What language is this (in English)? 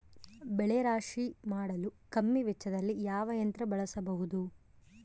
Kannada